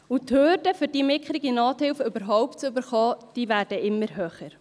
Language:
Swiss German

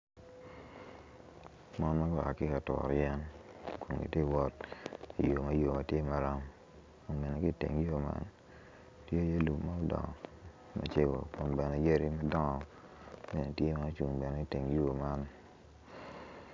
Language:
Acoli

